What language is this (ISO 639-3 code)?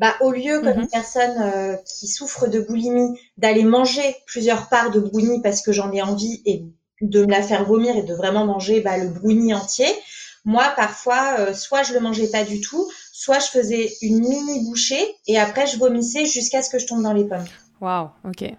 fra